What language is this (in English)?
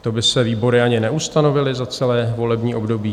Czech